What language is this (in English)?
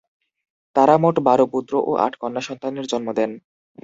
Bangla